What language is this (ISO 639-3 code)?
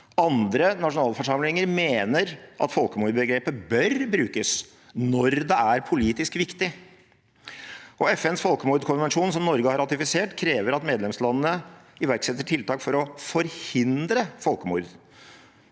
nor